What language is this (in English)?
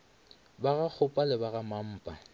Northern Sotho